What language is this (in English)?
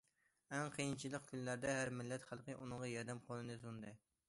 Uyghur